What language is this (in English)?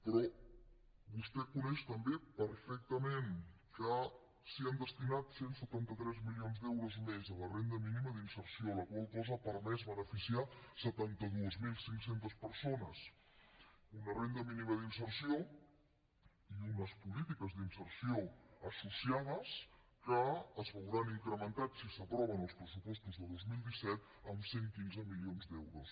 Catalan